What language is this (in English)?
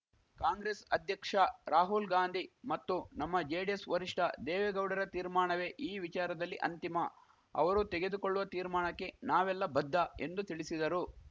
Kannada